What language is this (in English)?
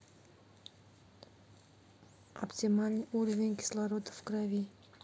Russian